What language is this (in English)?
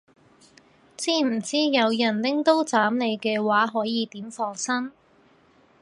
Cantonese